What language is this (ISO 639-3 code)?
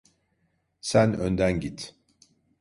tur